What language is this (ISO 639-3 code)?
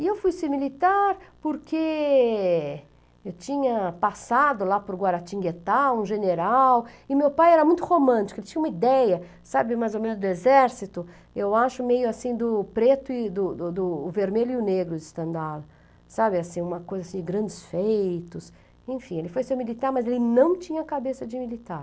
por